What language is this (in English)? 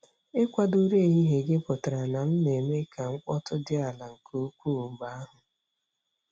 Igbo